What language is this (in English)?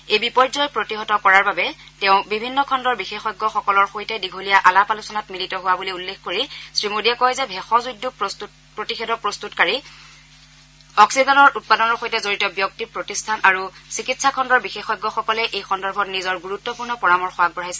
Assamese